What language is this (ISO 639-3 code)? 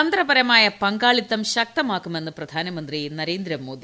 mal